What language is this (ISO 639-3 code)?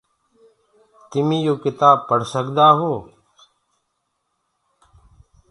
ggg